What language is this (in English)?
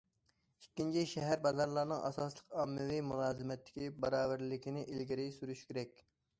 Uyghur